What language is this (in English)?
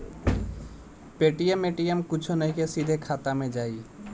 Bhojpuri